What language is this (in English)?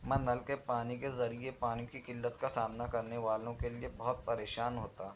Urdu